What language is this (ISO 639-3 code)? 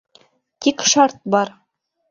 bak